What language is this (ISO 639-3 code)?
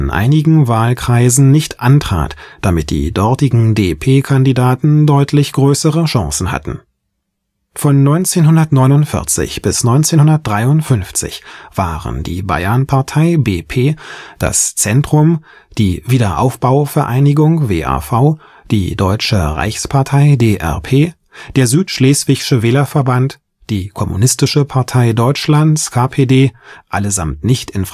deu